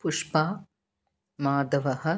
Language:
Sanskrit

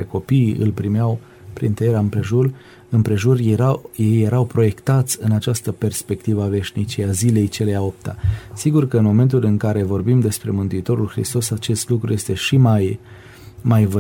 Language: Romanian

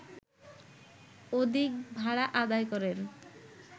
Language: Bangla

